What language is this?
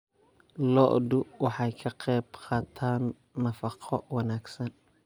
Somali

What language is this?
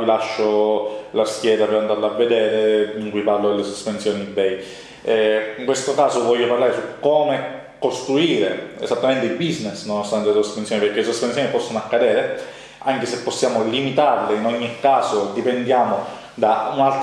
Italian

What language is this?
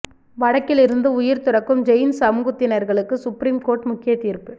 Tamil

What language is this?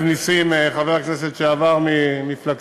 Hebrew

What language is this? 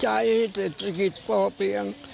Thai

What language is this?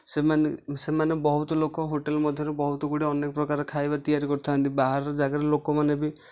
Odia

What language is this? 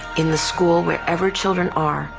English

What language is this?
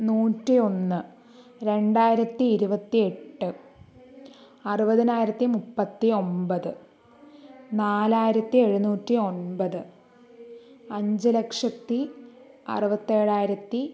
Malayalam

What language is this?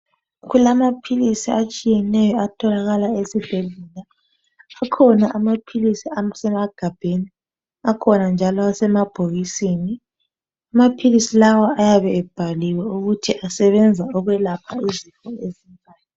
North Ndebele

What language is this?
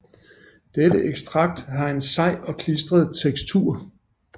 Danish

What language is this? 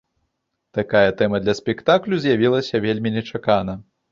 Belarusian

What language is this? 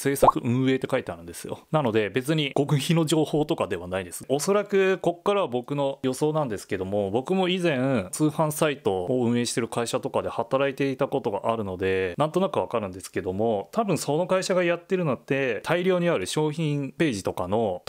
Japanese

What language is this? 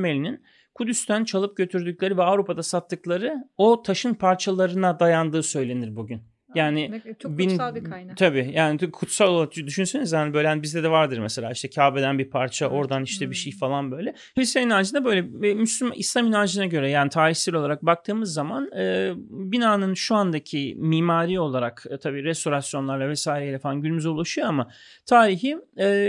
Turkish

